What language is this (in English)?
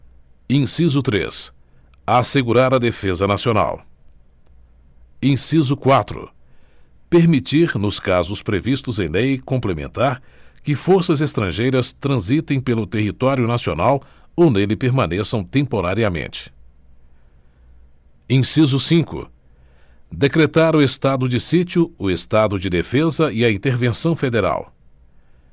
Portuguese